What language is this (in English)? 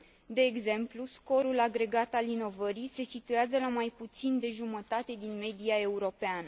Romanian